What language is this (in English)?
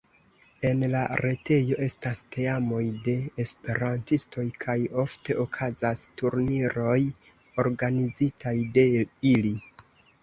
Esperanto